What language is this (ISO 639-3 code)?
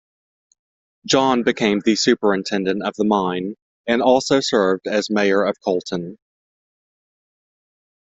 eng